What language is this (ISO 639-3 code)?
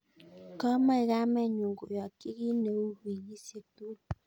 kln